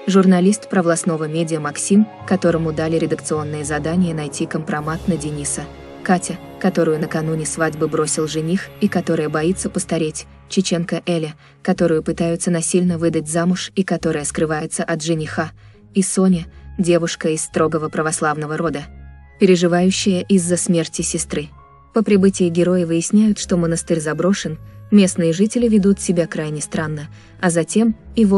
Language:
Russian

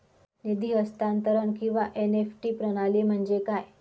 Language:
Marathi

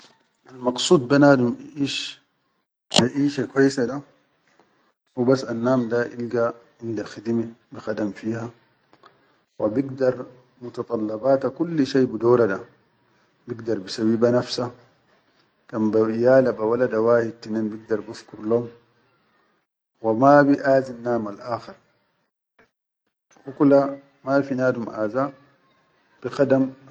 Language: Chadian Arabic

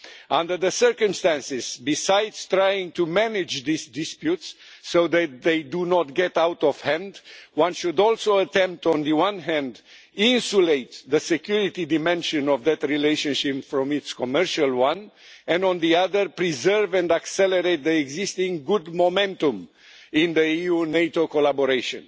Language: English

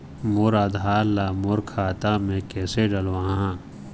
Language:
Chhattisgarhi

